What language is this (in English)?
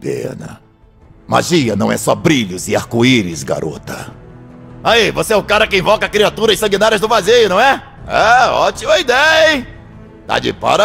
Portuguese